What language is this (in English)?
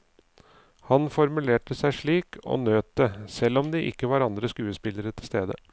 Norwegian